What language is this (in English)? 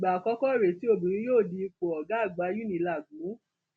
Yoruba